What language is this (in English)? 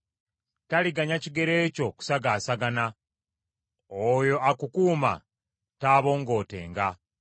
Ganda